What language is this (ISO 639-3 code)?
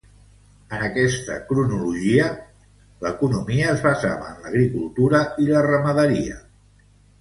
cat